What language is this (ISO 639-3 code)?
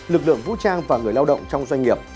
vie